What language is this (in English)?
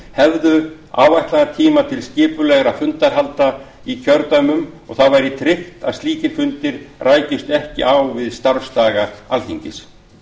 Icelandic